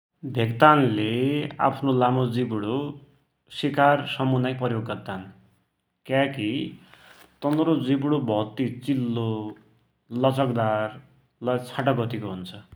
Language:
Dotyali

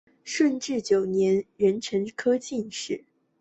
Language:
Chinese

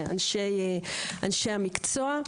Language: Hebrew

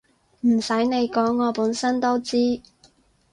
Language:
Cantonese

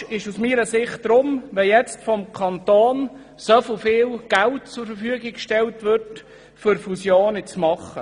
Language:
Swiss German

